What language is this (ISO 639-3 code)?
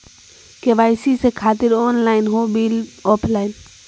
mag